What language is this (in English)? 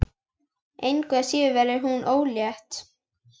Icelandic